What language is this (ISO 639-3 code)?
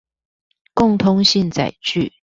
zho